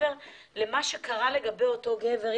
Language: Hebrew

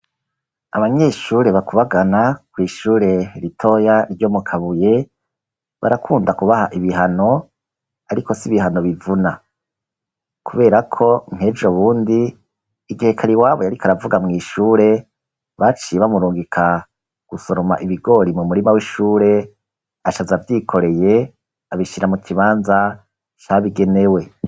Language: Rundi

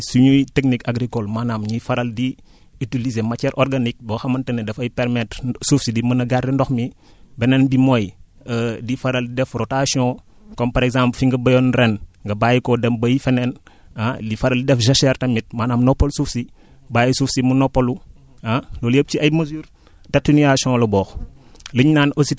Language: Wolof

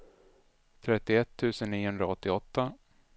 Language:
Swedish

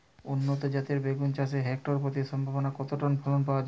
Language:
Bangla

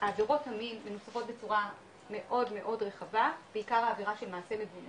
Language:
Hebrew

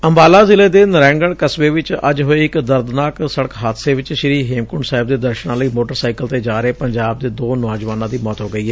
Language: Punjabi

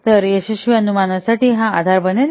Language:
Marathi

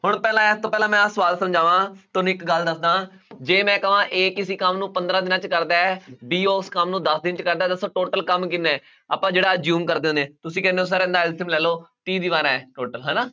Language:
Punjabi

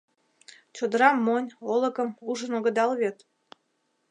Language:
Mari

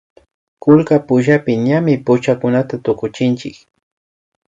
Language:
Imbabura Highland Quichua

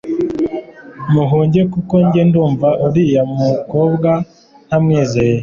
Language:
Kinyarwanda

